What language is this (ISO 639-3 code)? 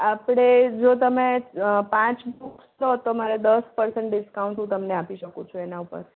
guj